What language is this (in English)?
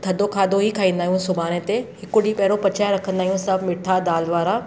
Sindhi